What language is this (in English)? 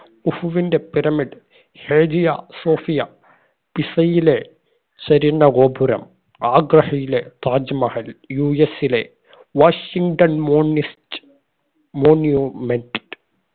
Malayalam